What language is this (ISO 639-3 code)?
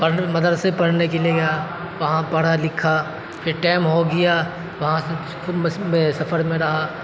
urd